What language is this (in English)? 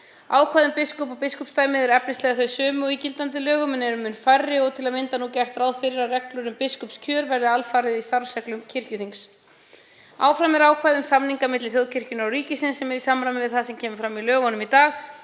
Icelandic